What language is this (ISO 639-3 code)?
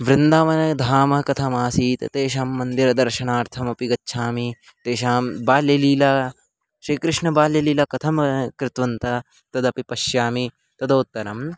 san